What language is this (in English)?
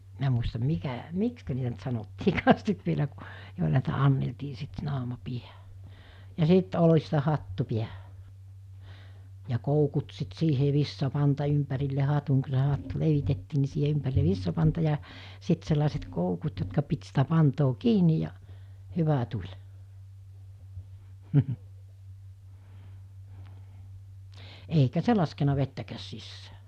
Finnish